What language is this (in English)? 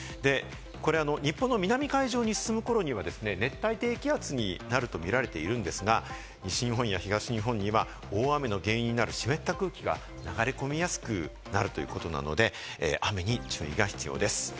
Japanese